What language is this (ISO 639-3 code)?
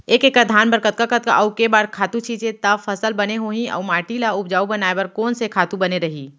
hne